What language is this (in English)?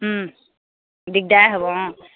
Assamese